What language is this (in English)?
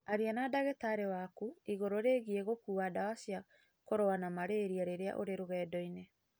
Kikuyu